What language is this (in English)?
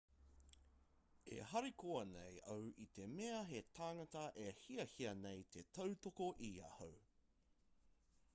Māori